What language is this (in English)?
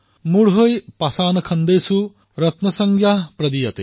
Assamese